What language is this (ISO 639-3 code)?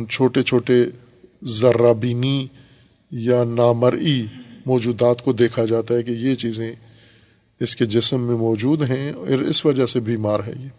urd